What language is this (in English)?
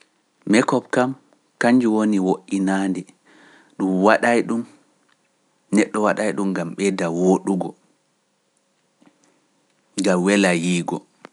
Pular